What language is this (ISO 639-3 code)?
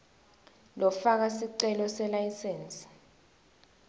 ssw